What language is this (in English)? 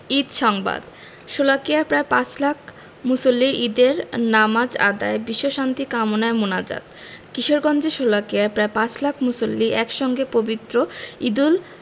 Bangla